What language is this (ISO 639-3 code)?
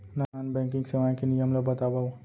hne